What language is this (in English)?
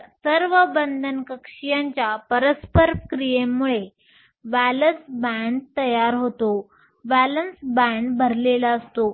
Marathi